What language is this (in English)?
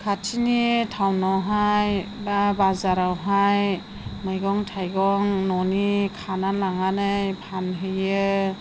Bodo